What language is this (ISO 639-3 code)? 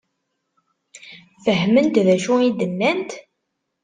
kab